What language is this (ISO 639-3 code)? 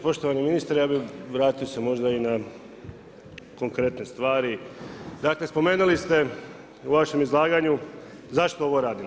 hrv